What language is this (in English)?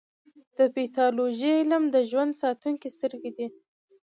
Pashto